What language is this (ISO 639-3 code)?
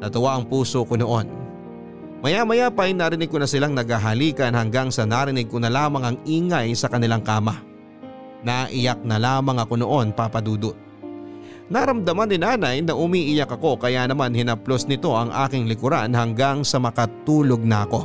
fil